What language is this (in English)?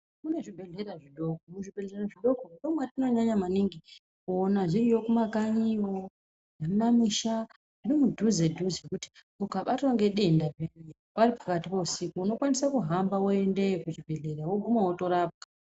Ndau